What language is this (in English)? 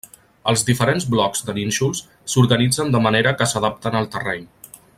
Catalan